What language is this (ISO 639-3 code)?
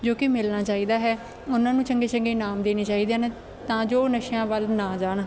pan